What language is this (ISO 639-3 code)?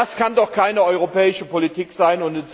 deu